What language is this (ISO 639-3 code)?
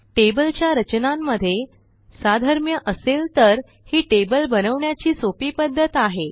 mar